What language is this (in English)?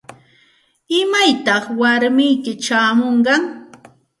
Santa Ana de Tusi Pasco Quechua